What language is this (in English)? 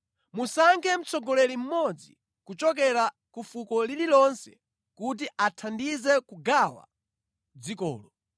Nyanja